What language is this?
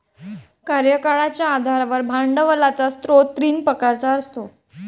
Marathi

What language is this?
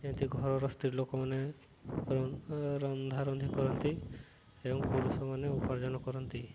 Odia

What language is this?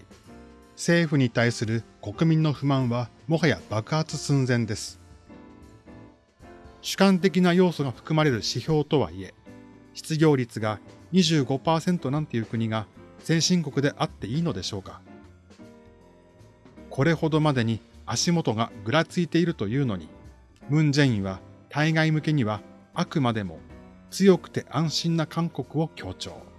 Japanese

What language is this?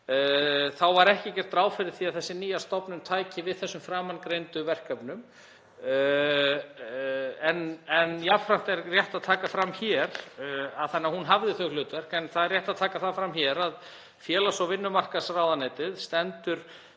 Icelandic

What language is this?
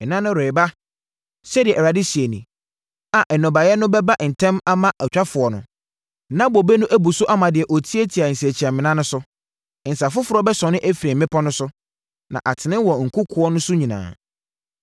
Akan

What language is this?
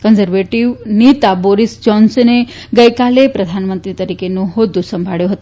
Gujarati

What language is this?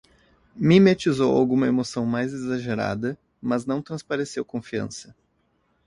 Portuguese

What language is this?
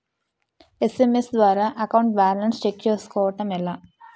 Telugu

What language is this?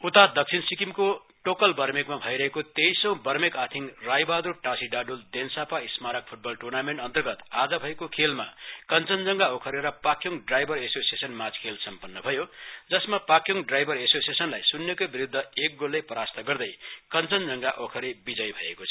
Nepali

